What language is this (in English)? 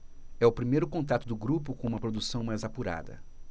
Portuguese